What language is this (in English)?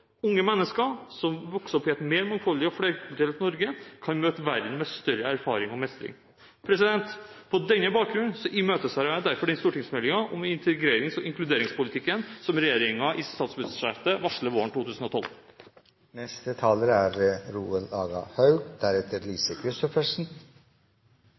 Norwegian